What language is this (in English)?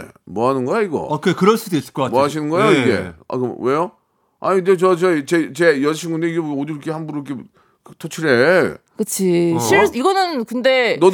Korean